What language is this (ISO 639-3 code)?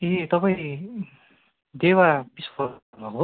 nep